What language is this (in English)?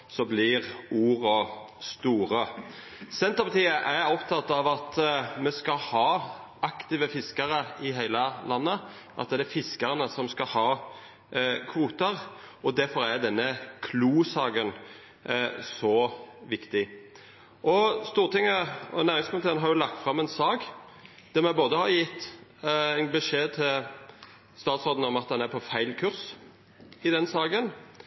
Norwegian Nynorsk